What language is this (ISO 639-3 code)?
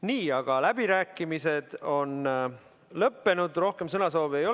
est